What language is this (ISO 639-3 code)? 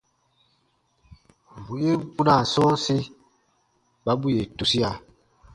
bba